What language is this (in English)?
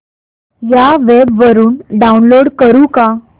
Marathi